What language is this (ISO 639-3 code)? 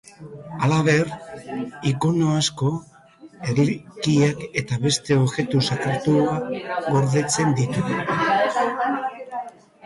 eus